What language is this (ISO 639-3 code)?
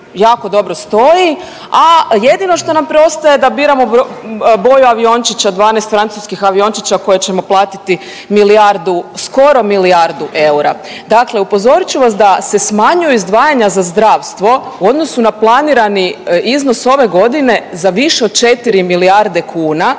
hrv